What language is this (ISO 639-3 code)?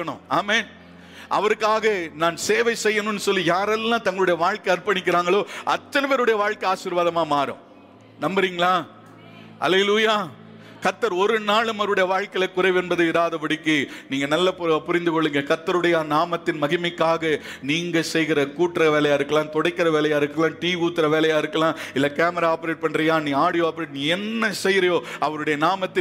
tam